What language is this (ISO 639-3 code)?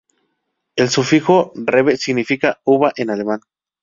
spa